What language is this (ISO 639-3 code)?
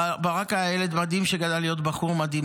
heb